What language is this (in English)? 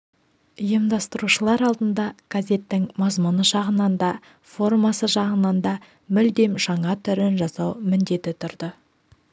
Kazakh